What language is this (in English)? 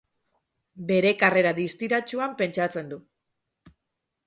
Basque